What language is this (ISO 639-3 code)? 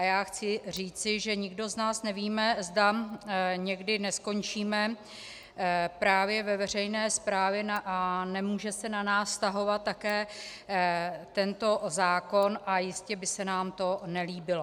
ces